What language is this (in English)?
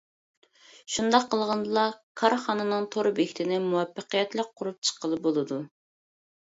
Uyghur